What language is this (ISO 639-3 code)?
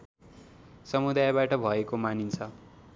nep